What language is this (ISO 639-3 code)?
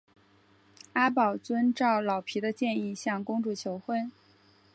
zho